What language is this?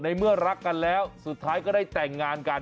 Thai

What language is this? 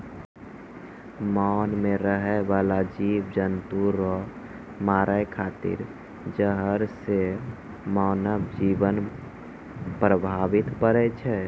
Maithili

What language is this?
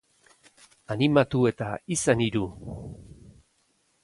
Basque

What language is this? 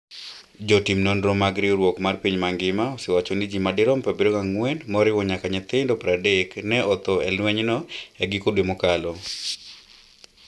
Luo (Kenya and Tanzania)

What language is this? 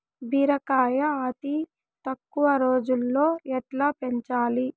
Telugu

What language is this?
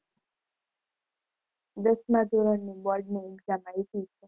Gujarati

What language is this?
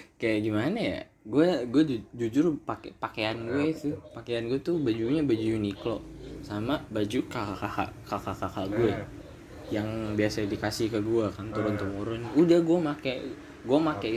Indonesian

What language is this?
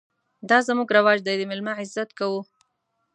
Pashto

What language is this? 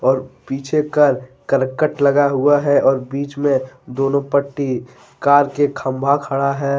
Hindi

